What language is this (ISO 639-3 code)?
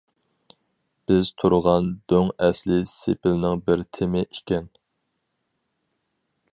uig